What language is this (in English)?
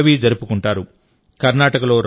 Telugu